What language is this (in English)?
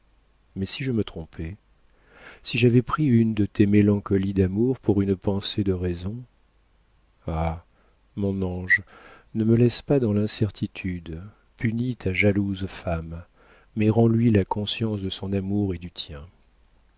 French